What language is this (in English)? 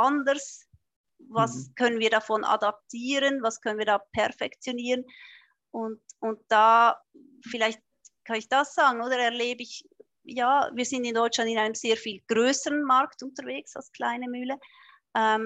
German